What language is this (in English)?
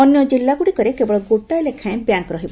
Odia